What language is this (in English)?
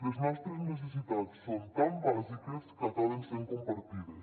Catalan